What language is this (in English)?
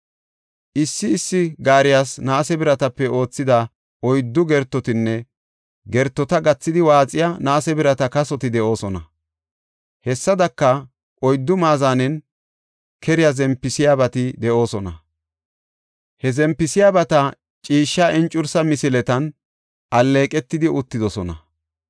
Gofa